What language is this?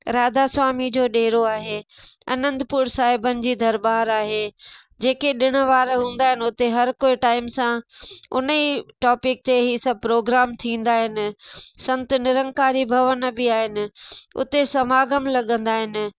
Sindhi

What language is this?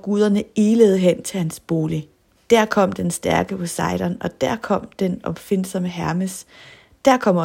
Danish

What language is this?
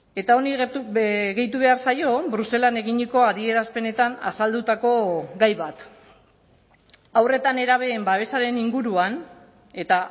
Basque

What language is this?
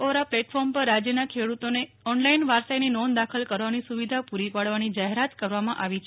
Gujarati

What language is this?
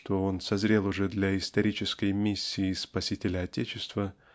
Russian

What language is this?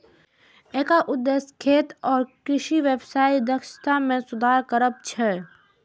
Maithili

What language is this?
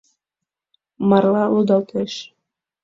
Mari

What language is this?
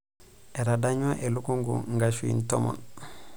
Masai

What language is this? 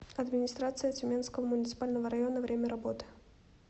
Russian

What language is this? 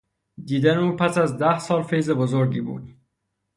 Persian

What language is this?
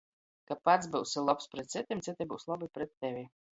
Latgalian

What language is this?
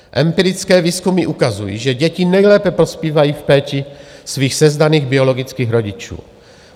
Czech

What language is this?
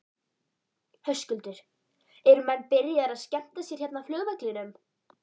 Icelandic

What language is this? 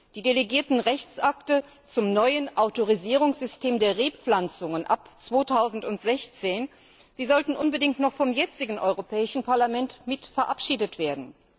German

